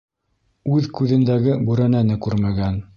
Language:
Bashkir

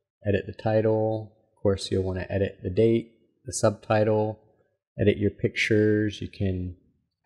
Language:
English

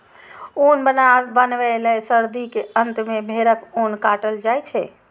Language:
Maithili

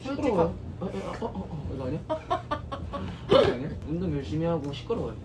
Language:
Korean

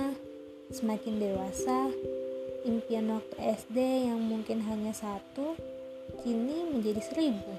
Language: Indonesian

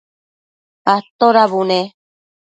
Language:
Matsés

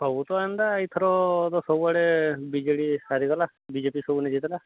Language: Odia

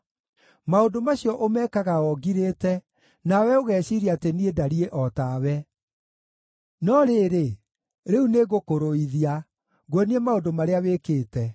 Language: Kikuyu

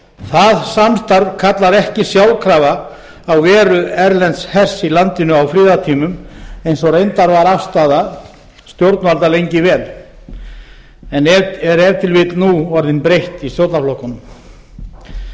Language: Icelandic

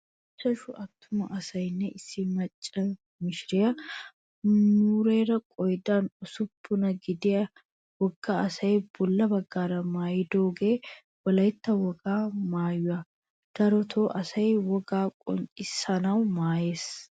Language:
Wolaytta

